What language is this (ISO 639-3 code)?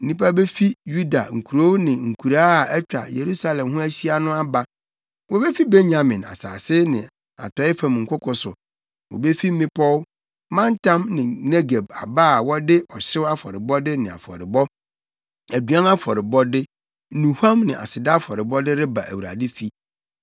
aka